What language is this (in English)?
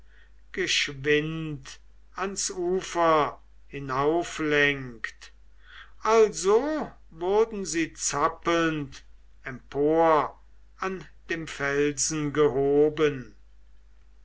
German